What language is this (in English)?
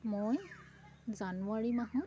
Assamese